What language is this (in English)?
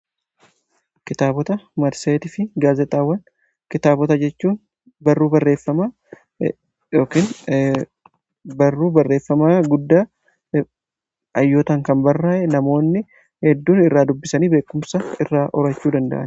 Oromo